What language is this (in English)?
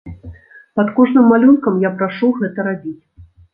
Belarusian